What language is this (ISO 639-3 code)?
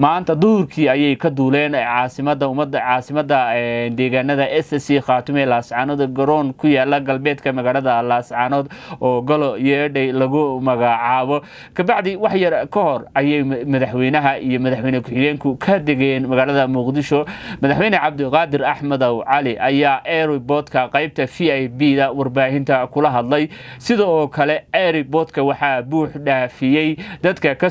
ara